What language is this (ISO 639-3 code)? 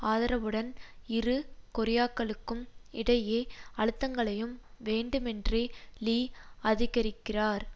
tam